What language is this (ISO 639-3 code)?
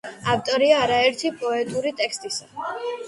kat